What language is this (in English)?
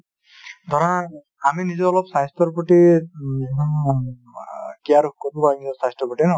Assamese